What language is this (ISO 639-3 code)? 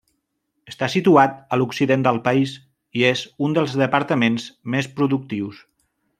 cat